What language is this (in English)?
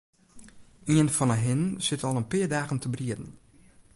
Western Frisian